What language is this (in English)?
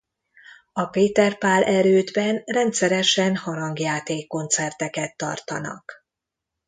Hungarian